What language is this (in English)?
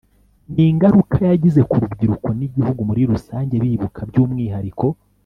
Kinyarwanda